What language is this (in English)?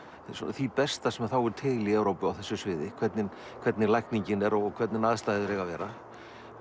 Icelandic